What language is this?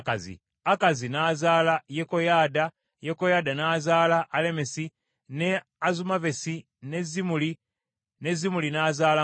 Ganda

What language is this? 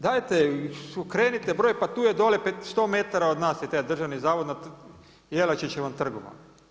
Croatian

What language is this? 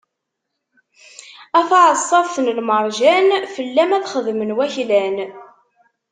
Kabyle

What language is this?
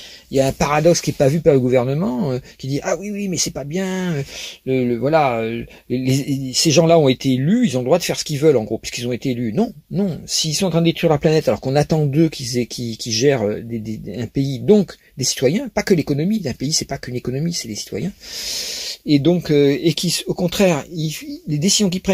French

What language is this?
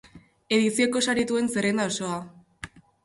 Basque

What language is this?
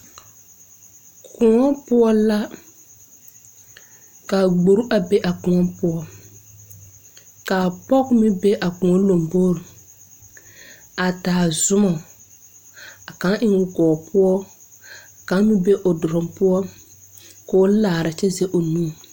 Southern Dagaare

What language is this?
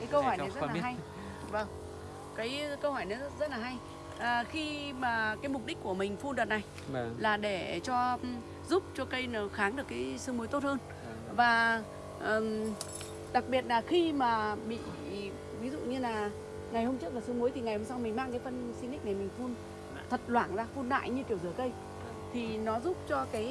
Vietnamese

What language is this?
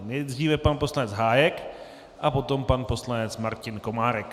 Czech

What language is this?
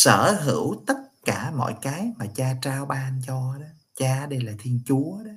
Vietnamese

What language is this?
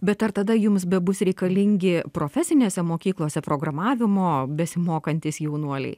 Lithuanian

